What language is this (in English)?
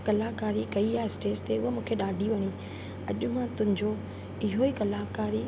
Sindhi